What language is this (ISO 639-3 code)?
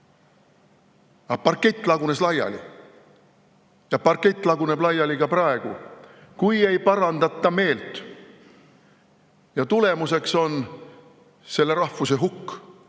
est